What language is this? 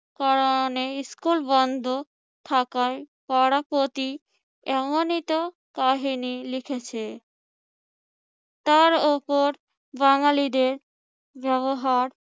Bangla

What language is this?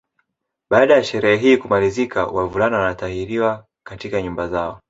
Swahili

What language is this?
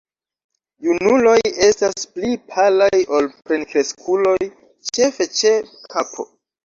Esperanto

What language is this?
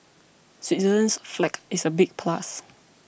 English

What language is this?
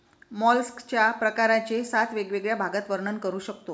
Marathi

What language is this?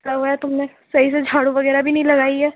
Urdu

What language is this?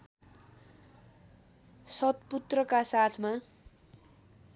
Nepali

